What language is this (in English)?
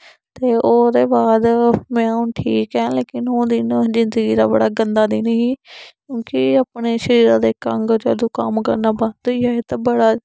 Dogri